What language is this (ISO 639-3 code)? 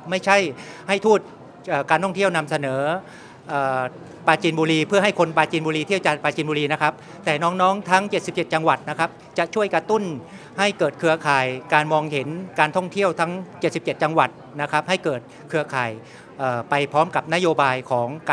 tha